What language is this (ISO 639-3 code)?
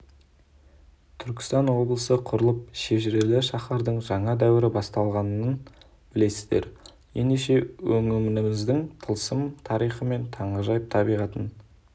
kaz